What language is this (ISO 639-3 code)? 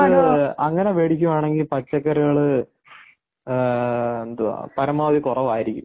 mal